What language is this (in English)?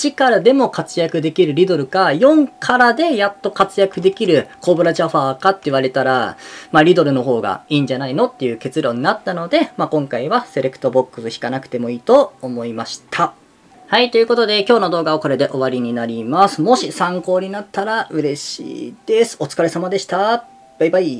Japanese